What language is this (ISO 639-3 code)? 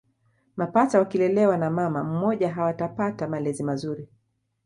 swa